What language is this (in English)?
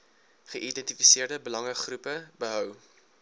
Afrikaans